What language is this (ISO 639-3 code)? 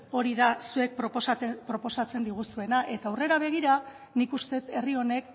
eus